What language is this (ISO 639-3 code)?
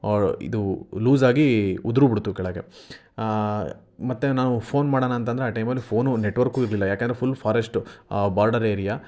kan